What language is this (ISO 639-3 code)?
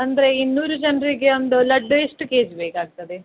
kan